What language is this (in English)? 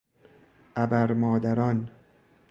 Persian